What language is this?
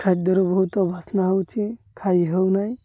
Odia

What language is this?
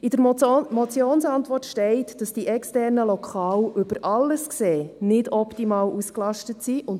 Swiss German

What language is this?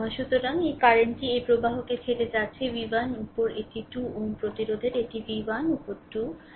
Bangla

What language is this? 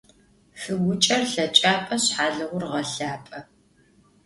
Adyghe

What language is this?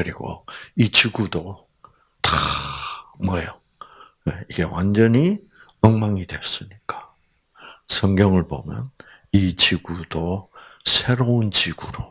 Korean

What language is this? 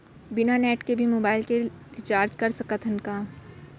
Chhattisgarhi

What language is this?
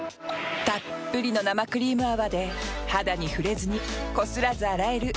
Japanese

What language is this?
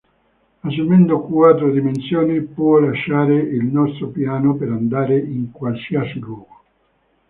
Italian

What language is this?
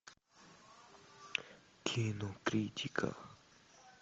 Russian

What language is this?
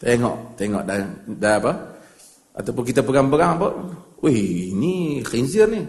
Malay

